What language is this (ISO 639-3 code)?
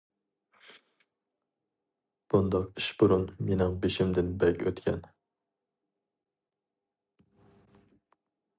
uig